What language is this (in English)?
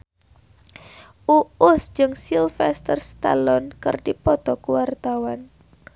Sundanese